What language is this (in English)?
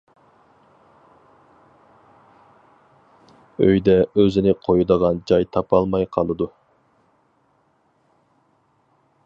Uyghur